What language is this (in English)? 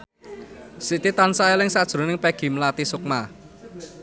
Javanese